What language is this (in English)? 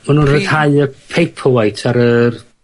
Welsh